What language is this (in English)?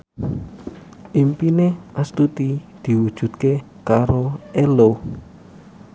Javanese